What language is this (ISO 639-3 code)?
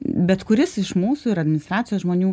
lit